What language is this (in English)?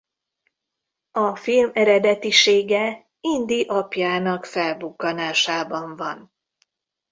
Hungarian